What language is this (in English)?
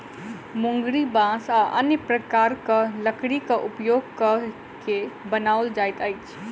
Maithili